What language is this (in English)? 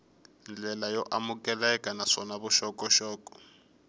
Tsonga